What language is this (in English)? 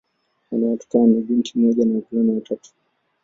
Swahili